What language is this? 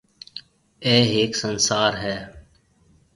Marwari (Pakistan)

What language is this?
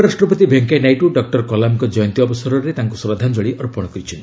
Odia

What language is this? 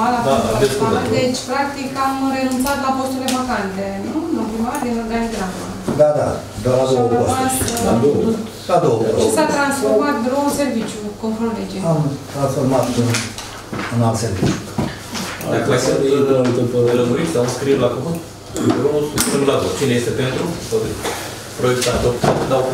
Romanian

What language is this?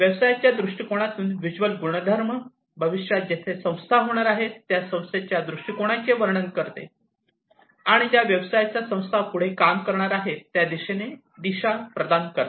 Marathi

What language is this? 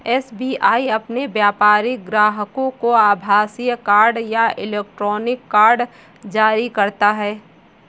Hindi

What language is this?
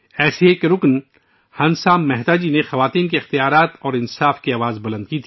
Urdu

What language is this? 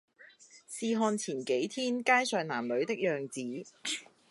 Cantonese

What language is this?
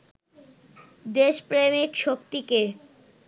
Bangla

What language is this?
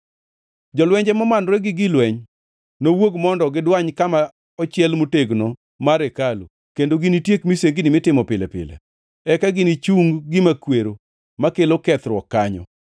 Luo (Kenya and Tanzania)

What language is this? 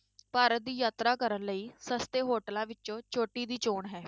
Punjabi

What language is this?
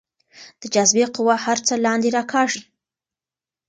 Pashto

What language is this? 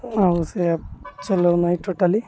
Odia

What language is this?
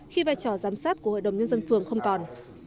Vietnamese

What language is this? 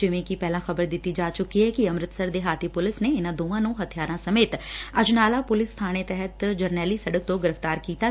Punjabi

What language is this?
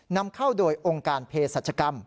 Thai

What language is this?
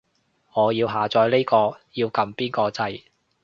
Cantonese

